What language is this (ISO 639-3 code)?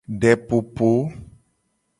gej